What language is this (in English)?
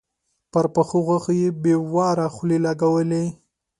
Pashto